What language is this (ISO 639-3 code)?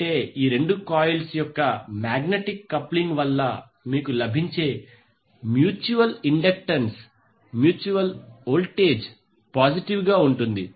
tel